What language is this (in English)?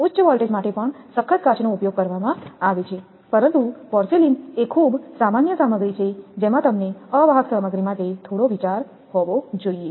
Gujarati